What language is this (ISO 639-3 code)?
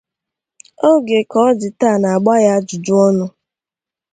ibo